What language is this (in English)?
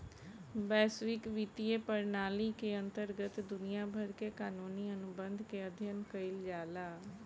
Bhojpuri